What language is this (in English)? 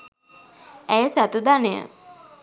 Sinhala